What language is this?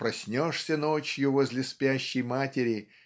Russian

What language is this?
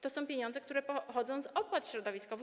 Polish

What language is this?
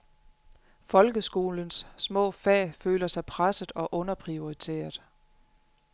Danish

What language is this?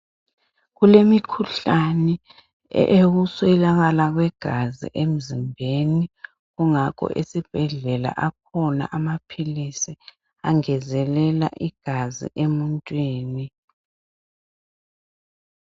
North Ndebele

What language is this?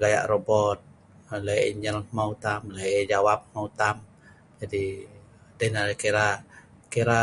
Sa'ban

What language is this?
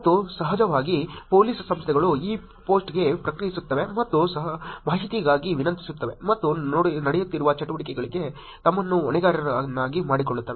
Kannada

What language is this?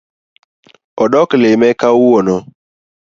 Luo (Kenya and Tanzania)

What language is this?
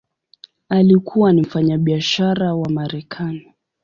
Swahili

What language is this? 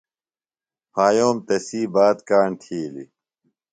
Phalura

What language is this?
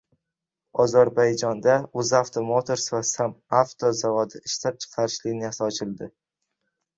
Uzbek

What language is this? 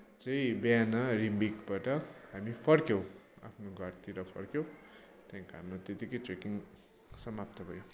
Nepali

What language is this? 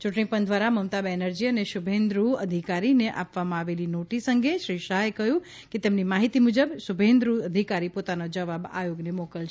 Gujarati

